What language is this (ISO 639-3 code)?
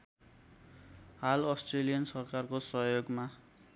nep